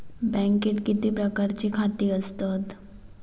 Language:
Marathi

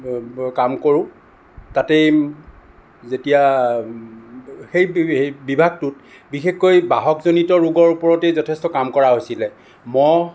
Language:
Assamese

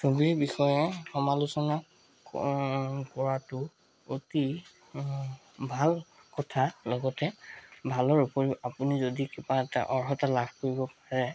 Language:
Assamese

